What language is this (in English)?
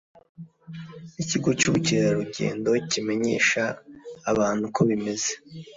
Kinyarwanda